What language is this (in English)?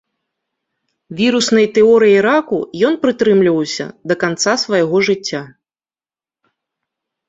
Belarusian